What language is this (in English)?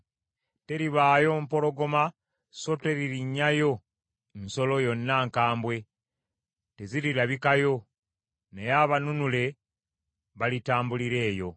Ganda